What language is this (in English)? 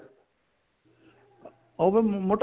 Punjabi